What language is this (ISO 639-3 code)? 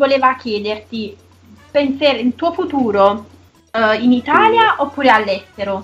ita